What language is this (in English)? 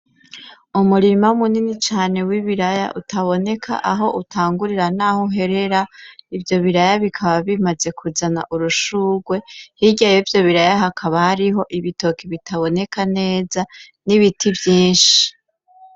Rundi